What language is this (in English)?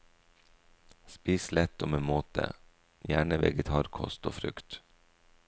Norwegian